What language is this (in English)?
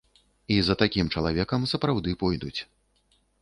Belarusian